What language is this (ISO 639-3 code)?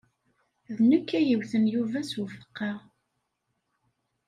kab